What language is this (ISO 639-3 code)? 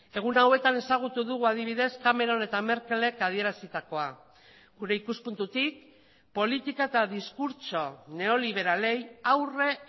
eus